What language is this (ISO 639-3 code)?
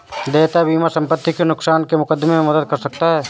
hin